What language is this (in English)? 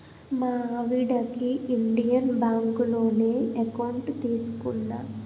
Telugu